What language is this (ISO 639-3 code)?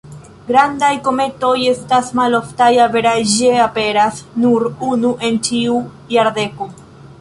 epo